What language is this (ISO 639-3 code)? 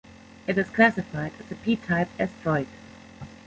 eng